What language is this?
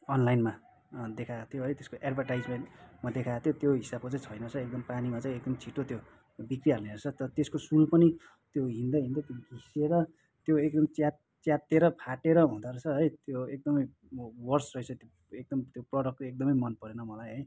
Nepali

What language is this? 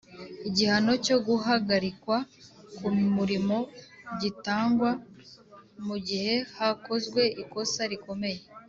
Kinyarwanda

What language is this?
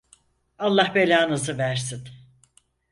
Turkish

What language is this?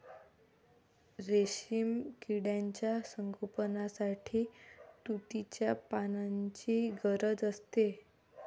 Marathi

